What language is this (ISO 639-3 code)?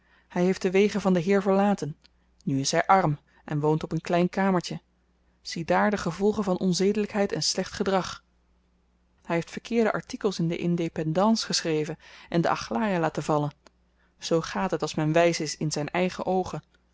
nld